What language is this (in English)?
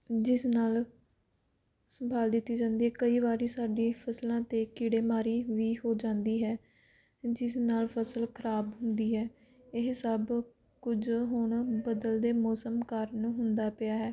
Punjabi